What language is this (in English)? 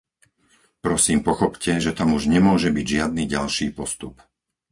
Slovak